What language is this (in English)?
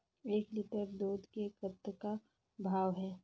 Chhattisgarhi